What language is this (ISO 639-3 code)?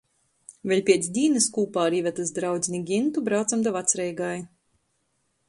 ltg